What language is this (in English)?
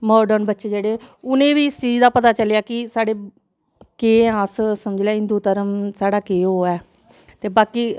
Dogri